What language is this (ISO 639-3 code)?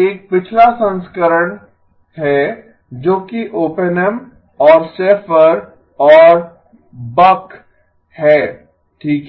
hin